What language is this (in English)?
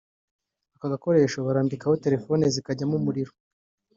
Kinyarwanda